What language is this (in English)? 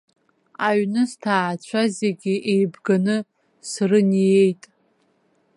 Abkhazian